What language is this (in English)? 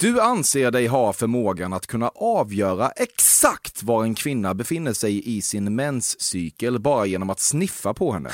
Swedish